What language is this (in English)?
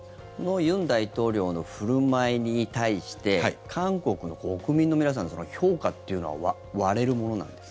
Japanese